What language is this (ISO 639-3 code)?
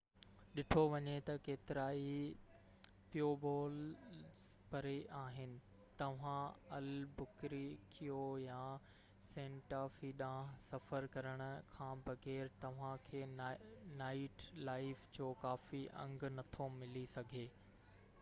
snd